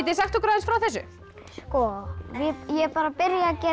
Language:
Icelandic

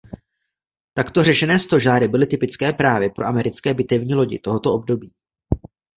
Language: Czech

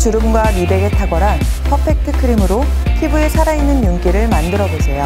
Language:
Korean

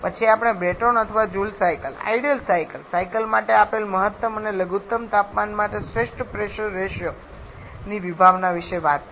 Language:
Gujarati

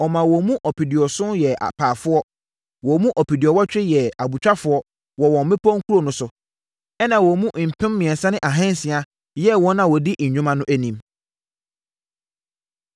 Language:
Akan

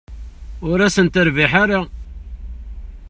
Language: Kabyle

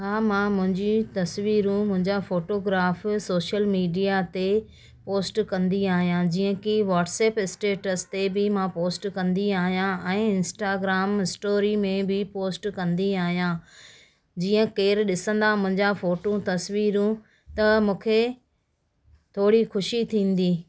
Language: Sindhi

